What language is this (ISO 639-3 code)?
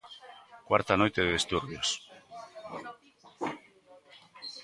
glg